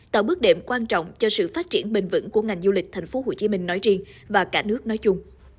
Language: Vietnamese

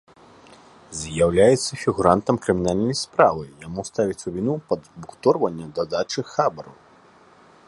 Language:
Belarusian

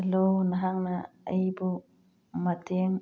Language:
Manipuri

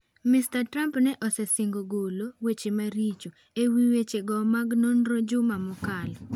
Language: Luo (Kenya and Tanzania)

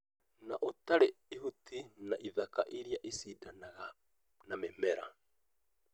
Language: Kikuyu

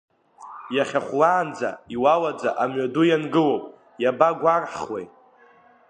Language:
Abkhazian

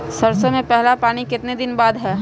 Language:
Magahi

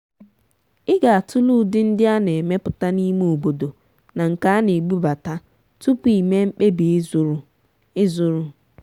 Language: Igbo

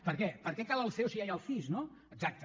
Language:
Catalan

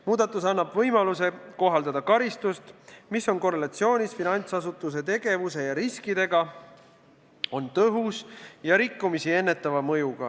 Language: Estonian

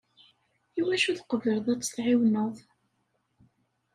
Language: Kabyle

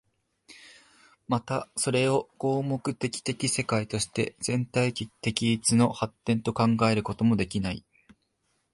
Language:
Japanese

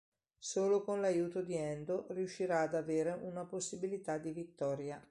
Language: Italian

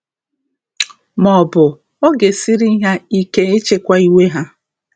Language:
Igbo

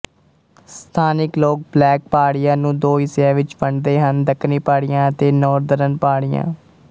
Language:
Punjabi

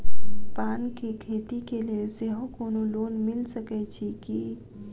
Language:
Maithili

